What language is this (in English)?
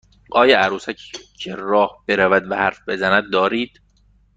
Persian